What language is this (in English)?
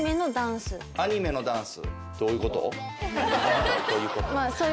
Japanese